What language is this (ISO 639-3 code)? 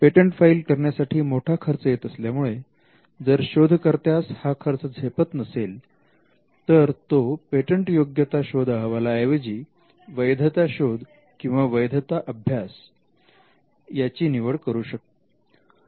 mar